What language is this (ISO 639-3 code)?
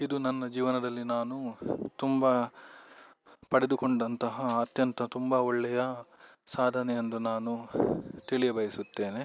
kan